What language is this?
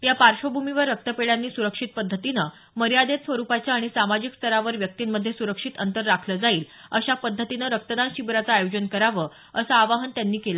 Marathi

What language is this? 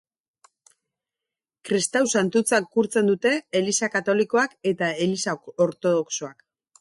Basque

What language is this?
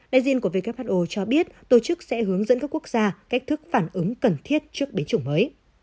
Vietnamese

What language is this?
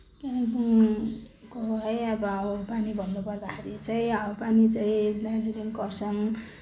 Nepali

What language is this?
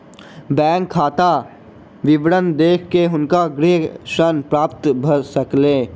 Maithili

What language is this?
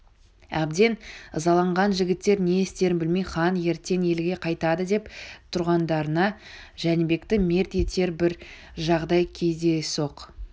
Kazakh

